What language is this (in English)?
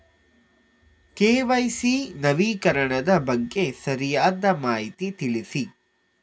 Kannada